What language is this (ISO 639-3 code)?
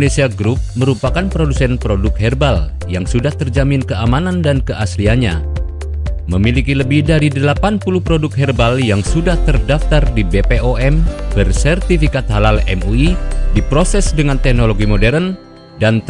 ind